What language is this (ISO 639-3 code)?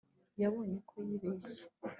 kin